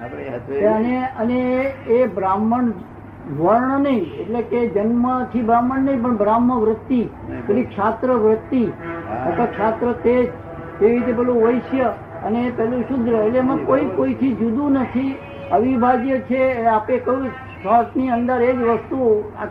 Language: Gujarati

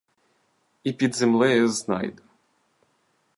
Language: Ukrainian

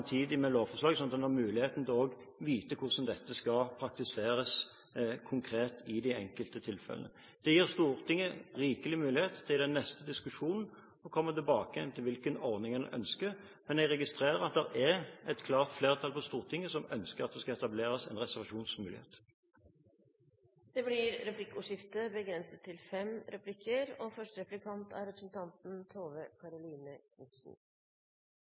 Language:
Norwegian Bokmål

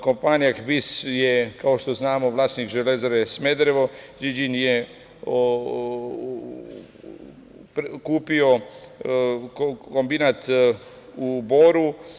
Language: Serbian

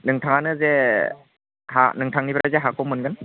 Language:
Bodo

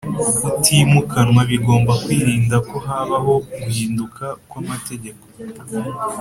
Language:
Kinyarwanda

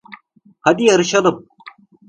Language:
Turkish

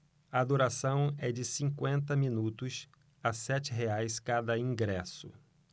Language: Portuguese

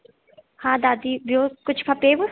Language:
Sindhi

